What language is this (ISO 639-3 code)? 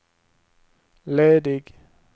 swe